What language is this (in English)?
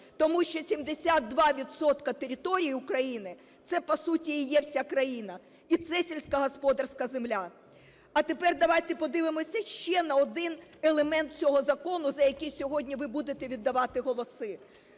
Ukrainian